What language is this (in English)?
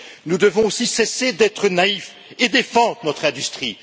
French